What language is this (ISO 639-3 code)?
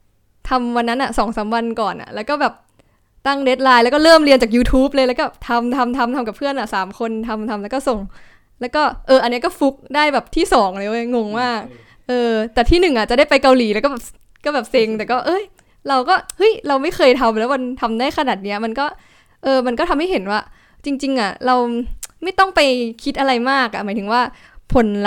tha